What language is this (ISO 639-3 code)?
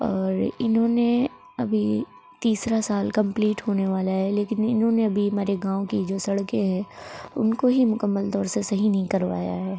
urd